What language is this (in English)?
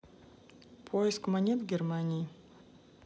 Russian